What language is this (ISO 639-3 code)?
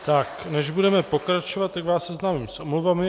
ces